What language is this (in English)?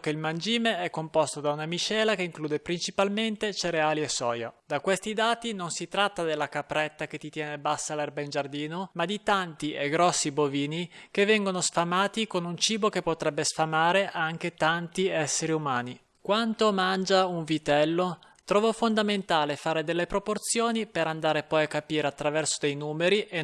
Italian